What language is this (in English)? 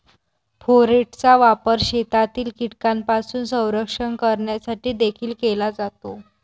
Marathi